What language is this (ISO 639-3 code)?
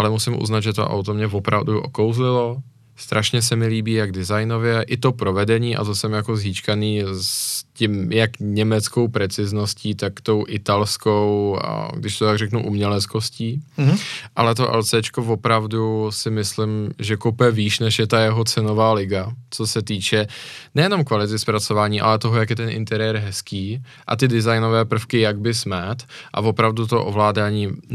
ces